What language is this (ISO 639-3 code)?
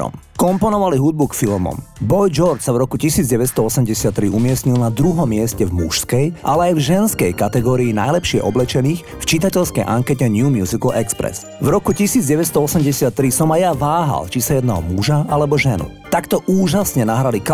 slk